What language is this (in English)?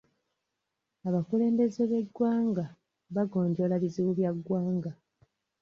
Ganda